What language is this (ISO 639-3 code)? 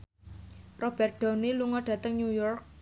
jav